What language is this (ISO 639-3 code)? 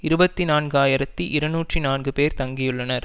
tam